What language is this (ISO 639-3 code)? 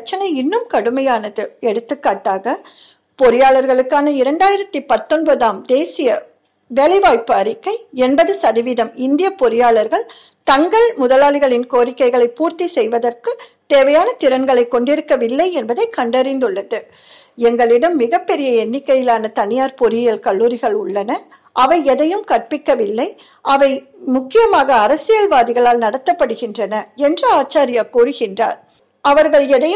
tam